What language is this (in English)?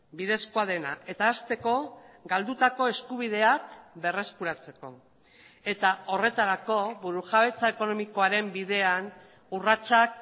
Basque